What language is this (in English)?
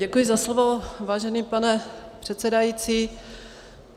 Czech